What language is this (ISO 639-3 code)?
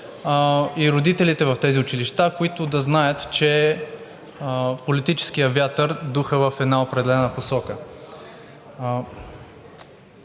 bul